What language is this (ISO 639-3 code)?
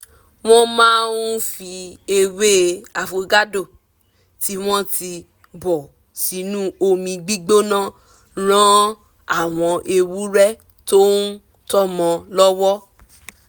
yor